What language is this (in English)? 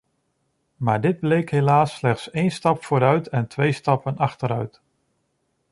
Dutch